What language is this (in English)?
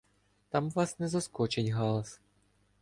Ukrainian